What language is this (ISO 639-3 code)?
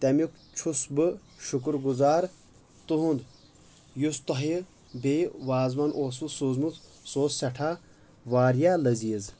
kas